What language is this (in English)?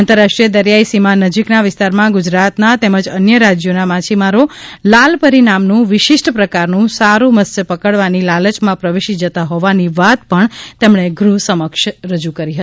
Gujarati